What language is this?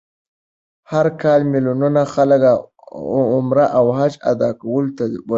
Pashto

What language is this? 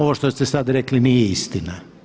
Croatian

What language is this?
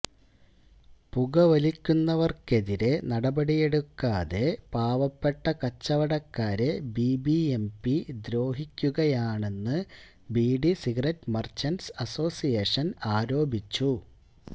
Malayalam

